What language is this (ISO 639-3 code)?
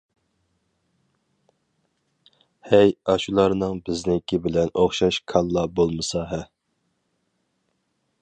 uig